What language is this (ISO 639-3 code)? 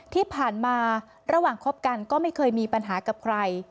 tha